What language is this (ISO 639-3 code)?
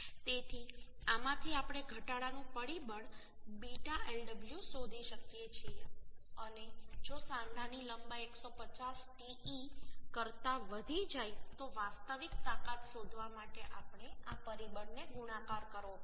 guj